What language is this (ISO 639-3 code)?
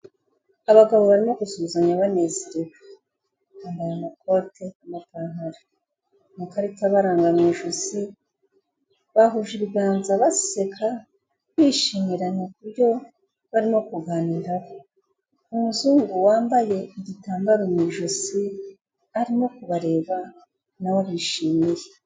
kin